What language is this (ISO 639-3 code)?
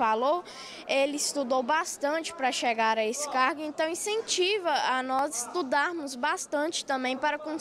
por